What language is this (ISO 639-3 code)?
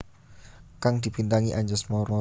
jav